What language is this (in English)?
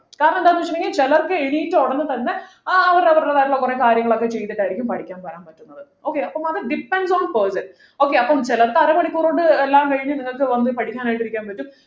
Malayalam